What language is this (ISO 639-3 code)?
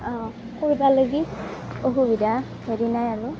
asm